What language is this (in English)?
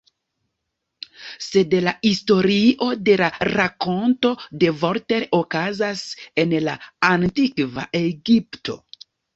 Esperanto